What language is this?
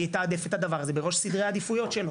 Hebrew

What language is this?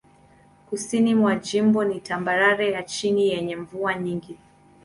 Swahili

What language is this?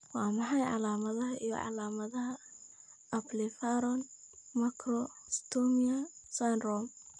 Somali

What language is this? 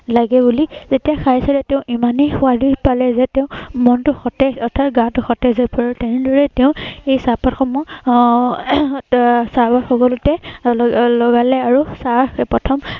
Assamese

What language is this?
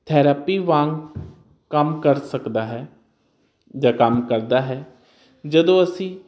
Punjabi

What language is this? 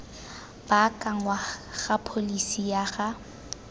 Tswana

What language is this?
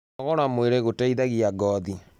Kikuyu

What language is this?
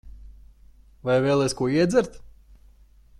Latvian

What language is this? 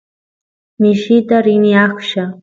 Santiago del Estero Quichua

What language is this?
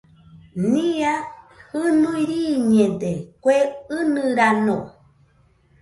Nüpode Huitoto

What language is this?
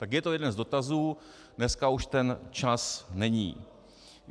Czech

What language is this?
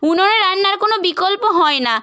Bangla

